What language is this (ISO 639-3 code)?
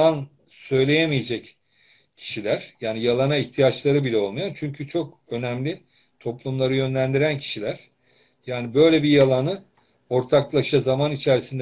tur